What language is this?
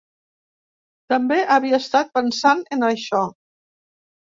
Catalan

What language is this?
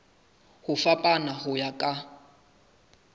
Southern Sotho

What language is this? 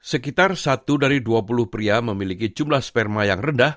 Indonesian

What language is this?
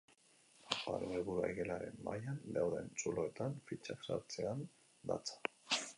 Basque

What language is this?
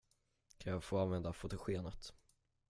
Swedish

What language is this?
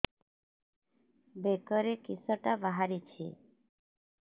Odia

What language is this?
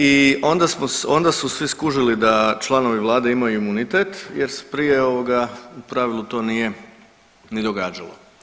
Croatian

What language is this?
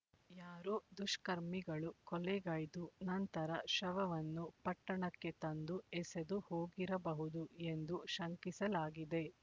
Kannada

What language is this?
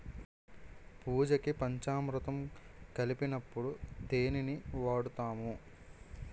Telugu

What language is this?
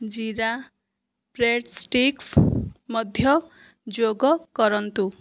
Odia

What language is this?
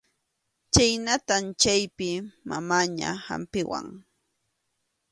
Arequipa-La Unión Quechua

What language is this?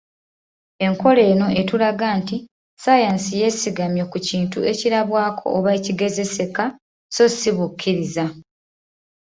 Ganda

